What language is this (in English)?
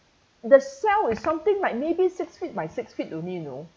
English